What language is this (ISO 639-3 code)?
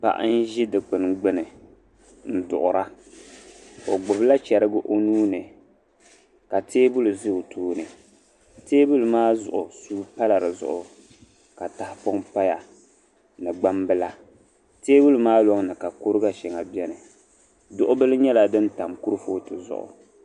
dag